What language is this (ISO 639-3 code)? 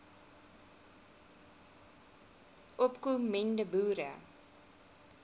afr